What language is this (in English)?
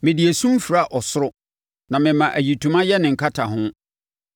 Akan